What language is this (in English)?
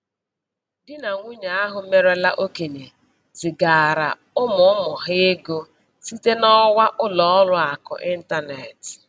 Igbo